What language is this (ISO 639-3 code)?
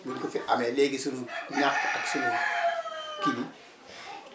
wol